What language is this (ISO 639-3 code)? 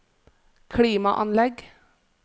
nor